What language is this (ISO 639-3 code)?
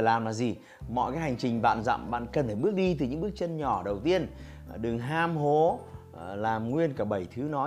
vie